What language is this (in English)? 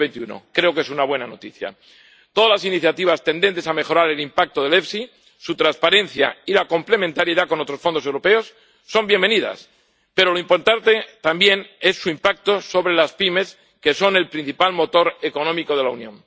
Spanish